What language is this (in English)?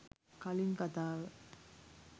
Sinhala